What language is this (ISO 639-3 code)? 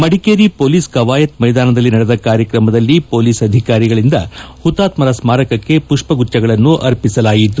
kan